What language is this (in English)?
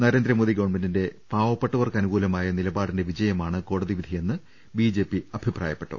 Malayalam